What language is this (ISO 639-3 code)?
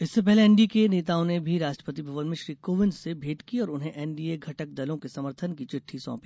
hin